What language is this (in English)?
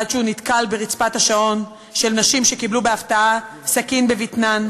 Hebrew